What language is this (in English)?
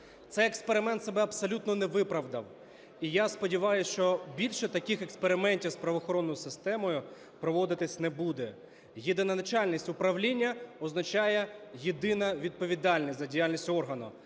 Ukrainian